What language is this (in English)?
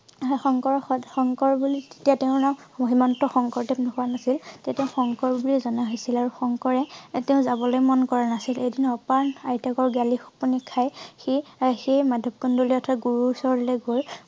Assamese